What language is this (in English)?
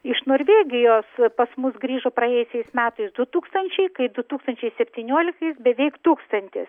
Lithuanian